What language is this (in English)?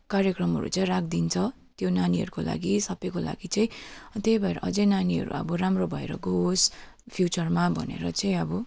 Nepali